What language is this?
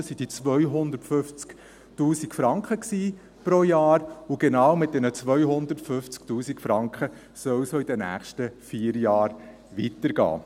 Swiss German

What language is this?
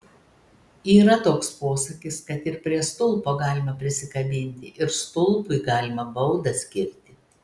Lithuanian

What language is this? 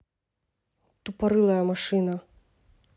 Russian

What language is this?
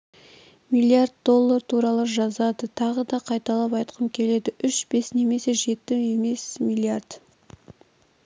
Kazakh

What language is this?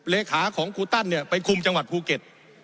Thai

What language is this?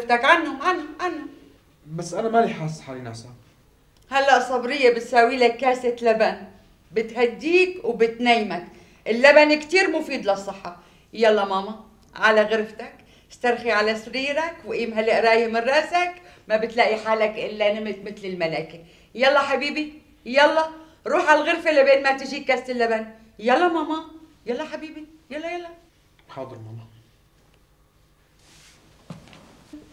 Arabic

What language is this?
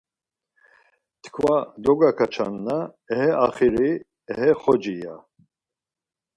Laz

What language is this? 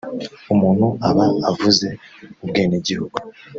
Kinyarwanda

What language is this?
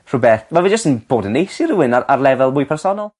Welsh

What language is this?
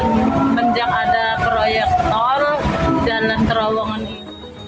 Indonesian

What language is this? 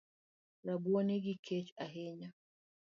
Luo (Kenya and Tanzania)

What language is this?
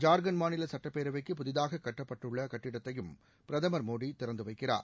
Tamil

